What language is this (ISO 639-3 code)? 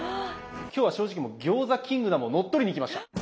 jpn